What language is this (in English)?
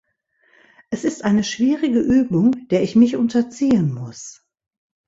German